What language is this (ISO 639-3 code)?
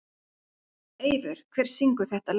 isl